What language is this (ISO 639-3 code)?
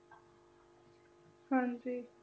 pan